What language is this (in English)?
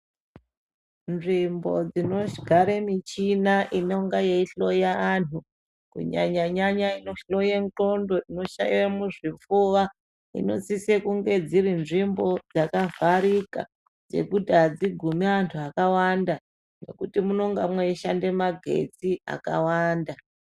Ndau